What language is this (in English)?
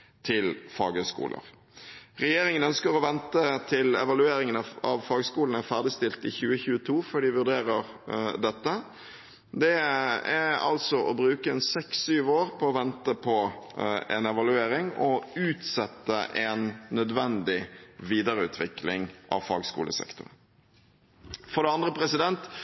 Norwegian Bokmål